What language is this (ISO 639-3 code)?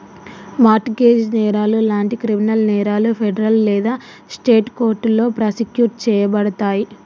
tel